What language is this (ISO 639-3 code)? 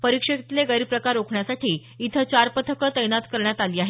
mar